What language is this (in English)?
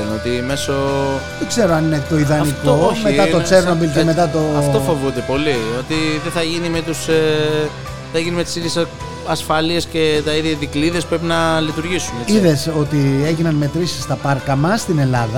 Greek